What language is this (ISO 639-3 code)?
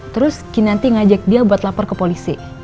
ind